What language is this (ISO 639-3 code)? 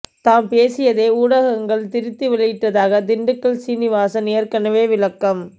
tam